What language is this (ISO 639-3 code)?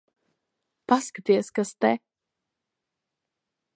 lav